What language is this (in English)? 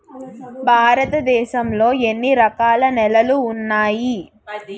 Telugu